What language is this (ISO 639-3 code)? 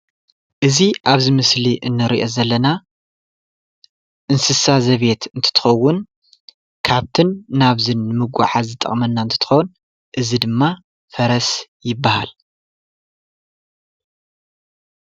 tir